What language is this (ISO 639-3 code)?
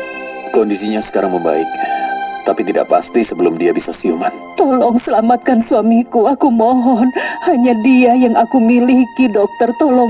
ind